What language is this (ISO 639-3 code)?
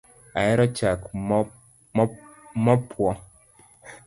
luo